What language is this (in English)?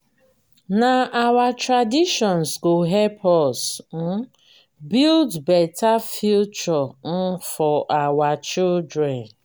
Nigerian Pidgin